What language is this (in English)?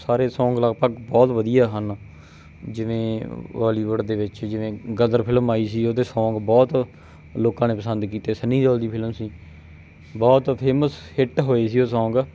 Punjabi